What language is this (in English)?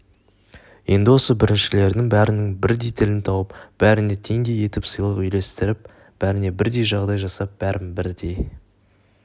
Kazakh